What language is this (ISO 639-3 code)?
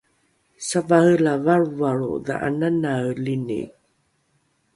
dru